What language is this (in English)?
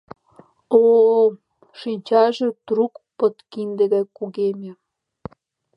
Mari